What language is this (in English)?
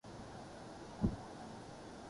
Urdu